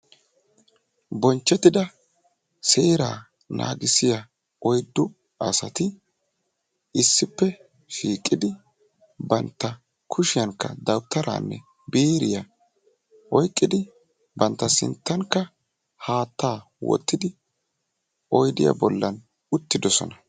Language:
Wolaytta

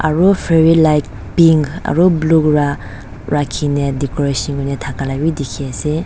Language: Naga Pidgin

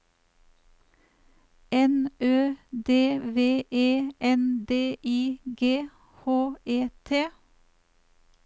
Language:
Norwegian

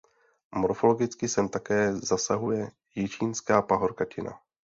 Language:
Czech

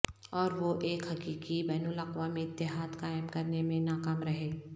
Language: Urdu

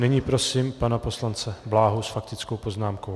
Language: Czech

